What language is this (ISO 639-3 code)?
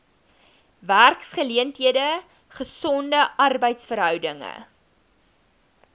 afr